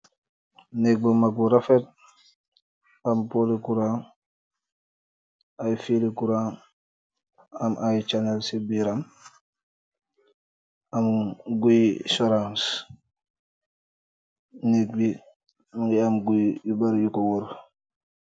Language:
Wolof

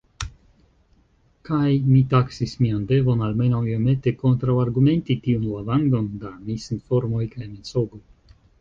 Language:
Esperanto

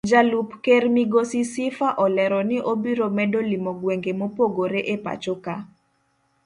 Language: Luo (Kenya and Tanzania)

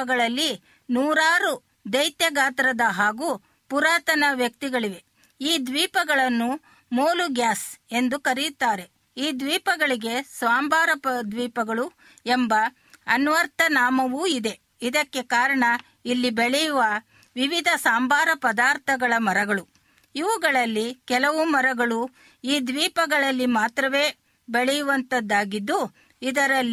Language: Kannada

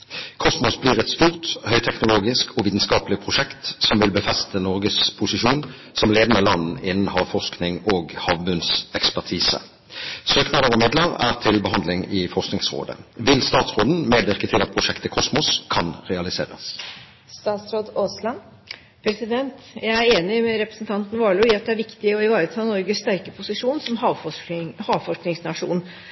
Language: Norwegian Bokmål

